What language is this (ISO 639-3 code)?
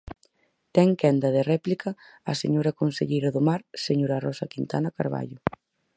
glg